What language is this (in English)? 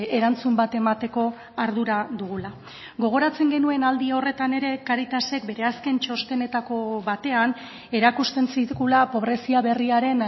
Basque